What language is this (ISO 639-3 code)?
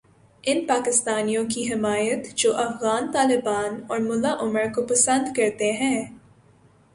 urd